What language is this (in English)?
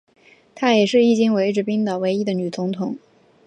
Chinese